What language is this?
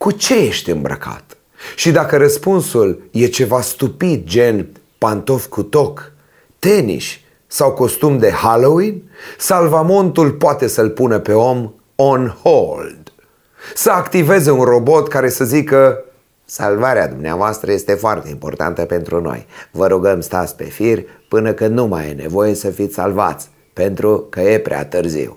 Romanian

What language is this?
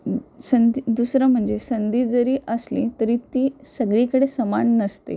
Marathi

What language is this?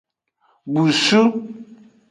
Aja (Benin)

